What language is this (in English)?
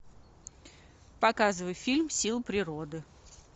Russian